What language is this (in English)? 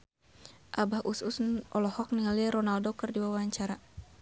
Sundanese